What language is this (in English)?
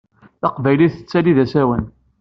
Kabyle